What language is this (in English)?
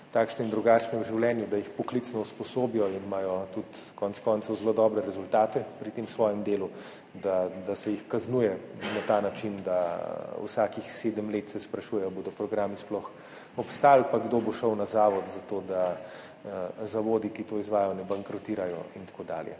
Slovenian